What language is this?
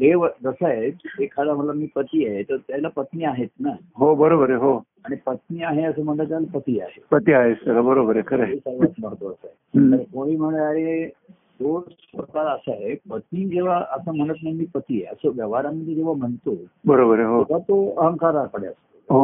Marathi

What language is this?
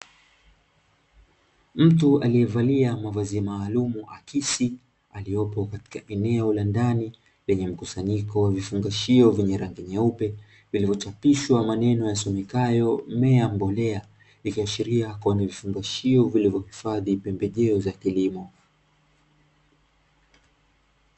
Swahili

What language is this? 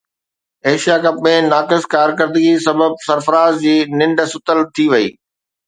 Sindhi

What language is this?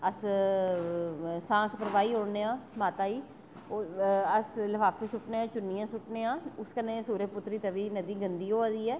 Dogri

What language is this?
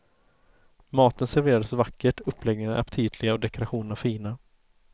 Swedish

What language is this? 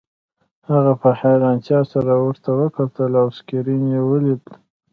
Pashto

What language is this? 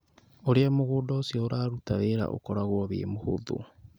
Kikuyu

